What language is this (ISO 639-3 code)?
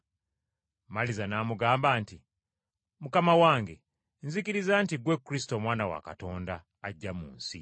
lug